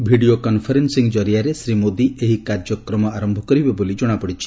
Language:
Odia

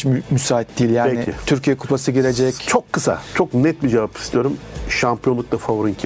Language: Turkish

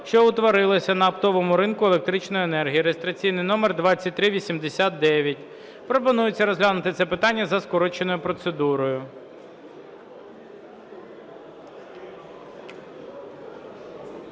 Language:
Ukrainian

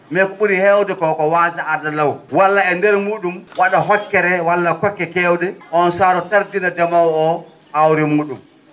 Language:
Fula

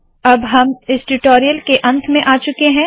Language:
Hindi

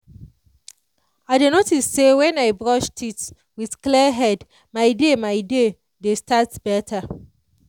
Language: Nigerian Pidgin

